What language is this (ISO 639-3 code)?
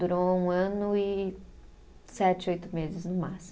por